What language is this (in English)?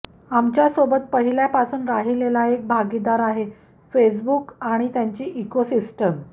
Marathi